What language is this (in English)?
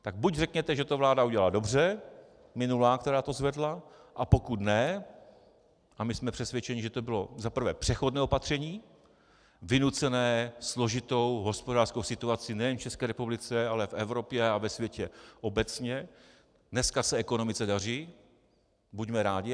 Czech